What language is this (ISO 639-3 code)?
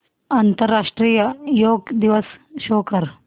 mar